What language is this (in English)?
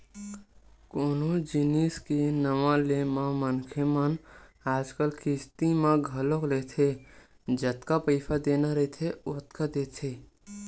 Chhattisgarhi